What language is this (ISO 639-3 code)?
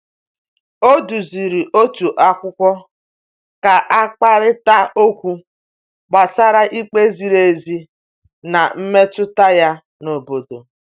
ibo